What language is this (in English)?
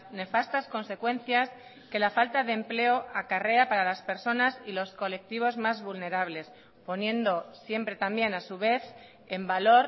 Spanish